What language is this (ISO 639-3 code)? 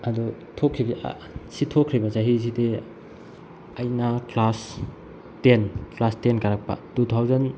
mni